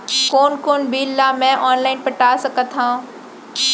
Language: Chhattisgarhi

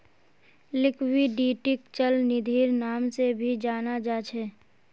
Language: Magahi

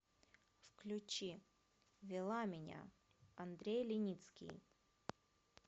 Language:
Russian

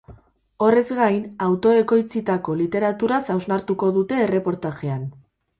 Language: Basque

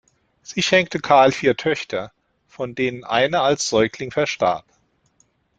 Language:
German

